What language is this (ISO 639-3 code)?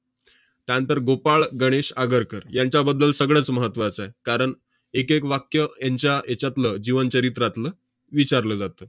mar